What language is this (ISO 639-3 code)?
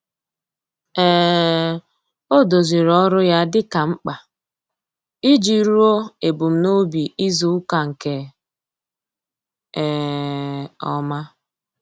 ibo